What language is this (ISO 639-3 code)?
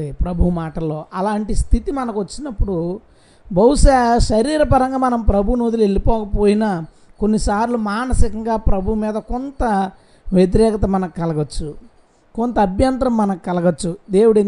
tel